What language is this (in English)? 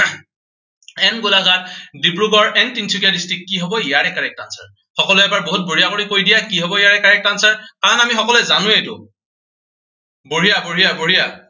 Assamese